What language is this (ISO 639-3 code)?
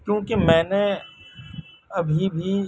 urd